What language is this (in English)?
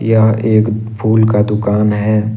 Hindi